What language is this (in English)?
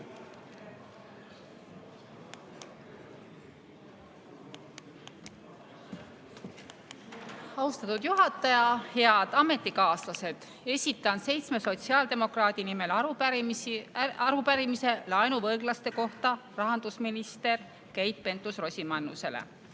Estonian